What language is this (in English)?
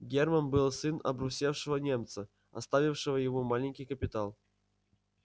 Russian